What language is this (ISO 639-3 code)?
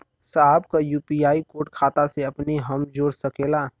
bho